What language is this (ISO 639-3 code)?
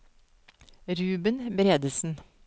nor